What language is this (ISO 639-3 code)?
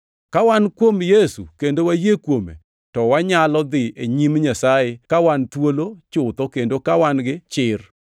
luo